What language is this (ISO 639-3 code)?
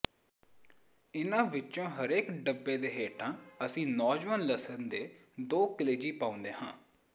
pan